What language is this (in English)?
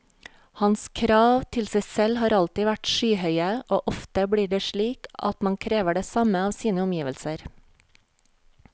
Norwegian